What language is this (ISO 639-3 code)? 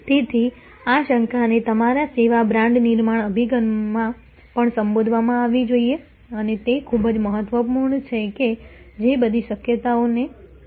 guj